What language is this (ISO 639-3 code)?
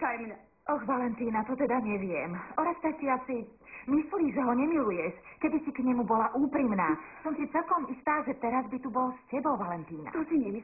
slk